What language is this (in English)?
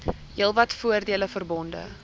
Afrikaans